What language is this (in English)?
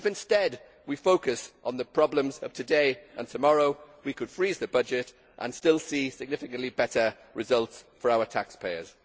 English